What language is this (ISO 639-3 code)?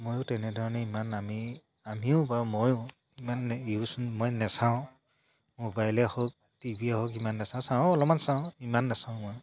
asm